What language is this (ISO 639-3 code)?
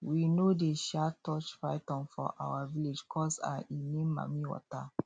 pcm